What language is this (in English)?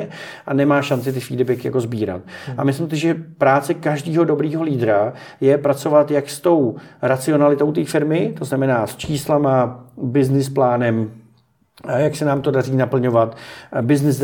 Czech